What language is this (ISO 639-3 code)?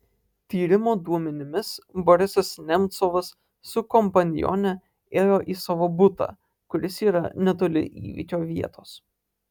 lit